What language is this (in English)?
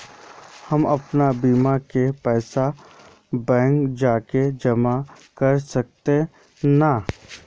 Magahi